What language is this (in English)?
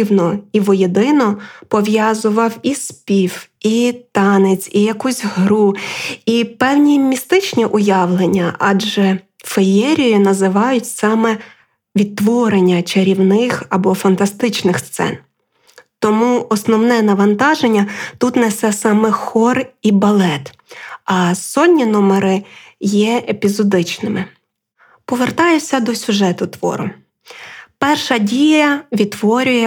Ukrainian